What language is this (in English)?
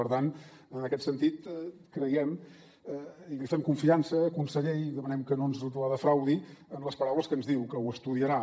Catalan